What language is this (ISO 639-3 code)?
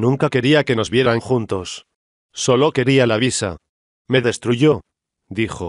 spa